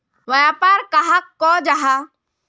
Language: Magahi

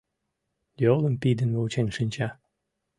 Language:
Mari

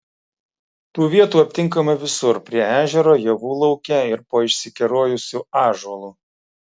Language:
Lithuanian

